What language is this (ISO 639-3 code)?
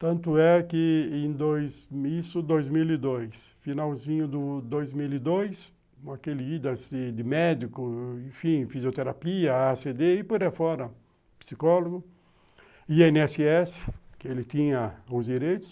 por